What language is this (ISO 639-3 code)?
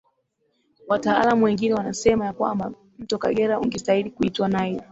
swa